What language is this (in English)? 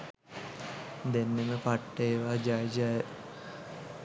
Sinhala